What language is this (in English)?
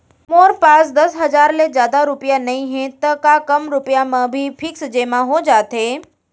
Chhattisgarhi